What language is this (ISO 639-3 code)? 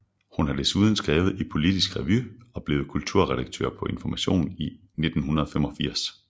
dan